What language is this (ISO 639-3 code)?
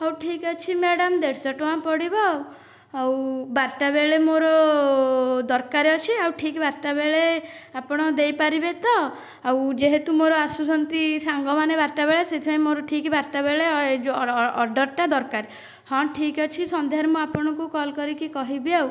ori